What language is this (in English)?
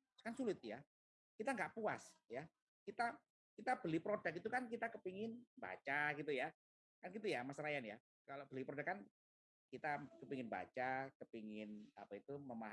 Indonesian